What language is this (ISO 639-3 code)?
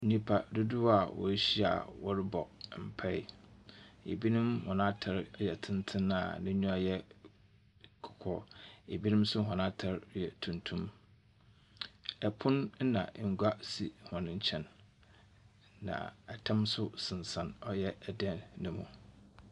aka